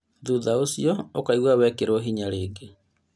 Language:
Kikuyu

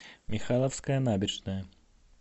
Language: Russian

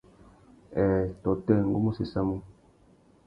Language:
Tuki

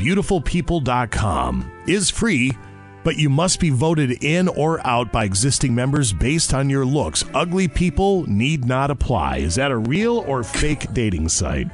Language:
English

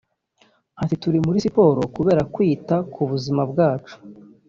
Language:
Kinyarwanda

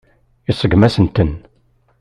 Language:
Kabyle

